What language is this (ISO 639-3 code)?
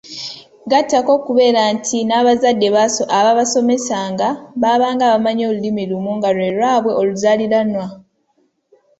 lug